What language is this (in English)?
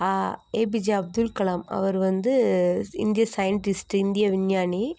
Tamil